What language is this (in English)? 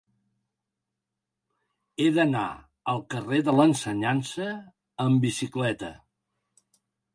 Catalan